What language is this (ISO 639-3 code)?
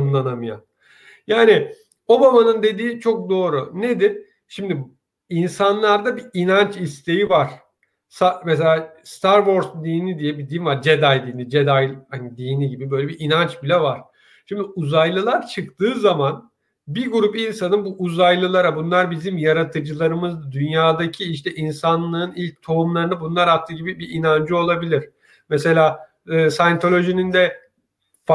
tur